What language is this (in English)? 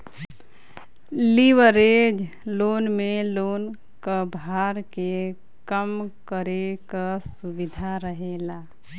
Bhojpuri